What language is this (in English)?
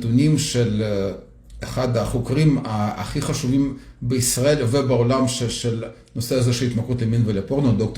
Hebrew